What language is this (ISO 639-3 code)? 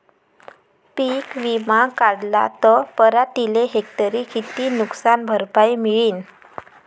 mar